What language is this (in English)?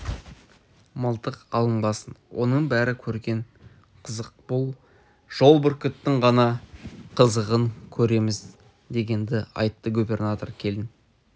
Kazakh